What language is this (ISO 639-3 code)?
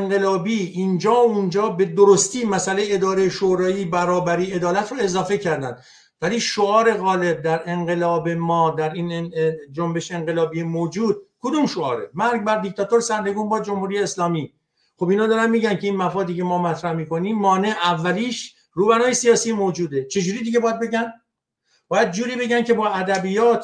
fas